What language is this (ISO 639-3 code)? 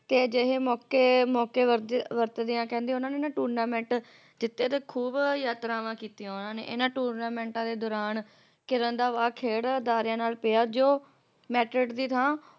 pan